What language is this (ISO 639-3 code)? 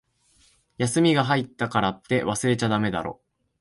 jpn